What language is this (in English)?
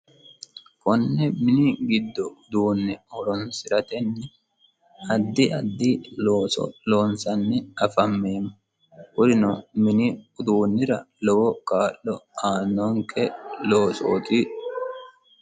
Sidamo